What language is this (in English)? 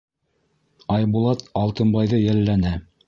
Bashkir